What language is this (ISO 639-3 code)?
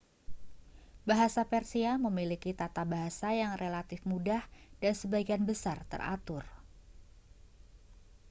ind